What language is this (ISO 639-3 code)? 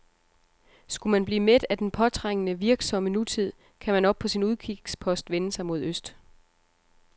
dan